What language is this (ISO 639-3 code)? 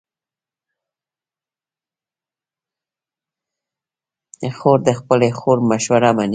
pus